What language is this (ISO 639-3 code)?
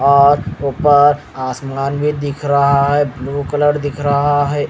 hin